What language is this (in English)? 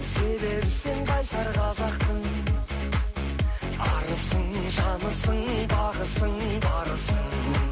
Kazakh